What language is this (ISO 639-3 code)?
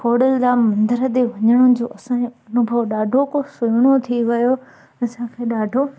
snd